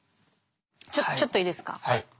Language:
Japanese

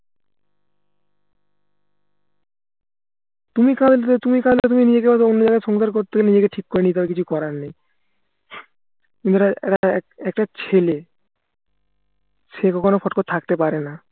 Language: Bangla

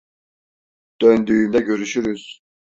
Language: Turkish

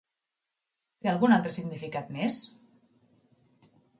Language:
Catalan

